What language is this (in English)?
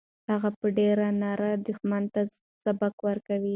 Pashto